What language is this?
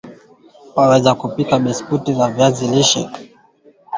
Swahili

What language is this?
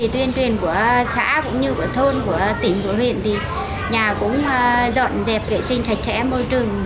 Vietnamese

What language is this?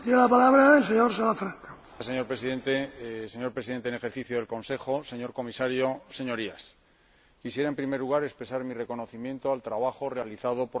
Spanish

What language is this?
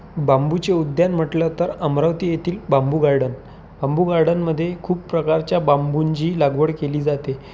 Marathi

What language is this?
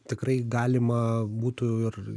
Lithuanian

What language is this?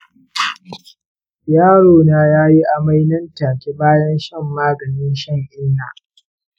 Hausa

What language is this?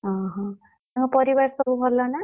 Odia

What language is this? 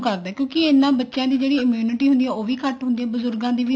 Punjabi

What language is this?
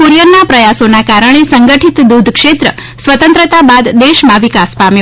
Gujarati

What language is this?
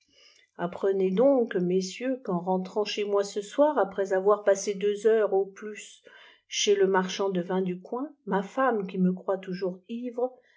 French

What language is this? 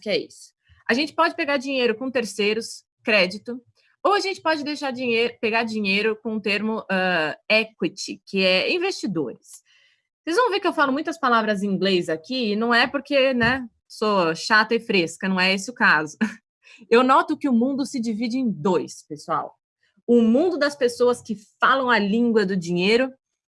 Portuguese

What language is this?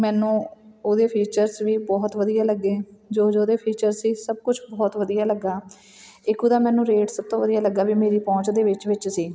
Punjabi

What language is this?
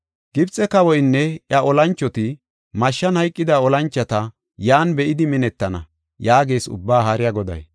Gofa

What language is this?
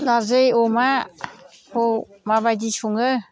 Bodo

